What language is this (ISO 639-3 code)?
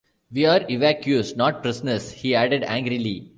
eng